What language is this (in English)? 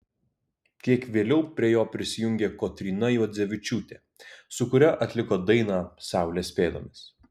Lithuanian